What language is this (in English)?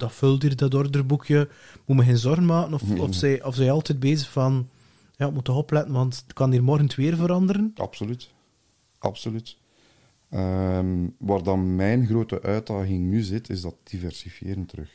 Dutch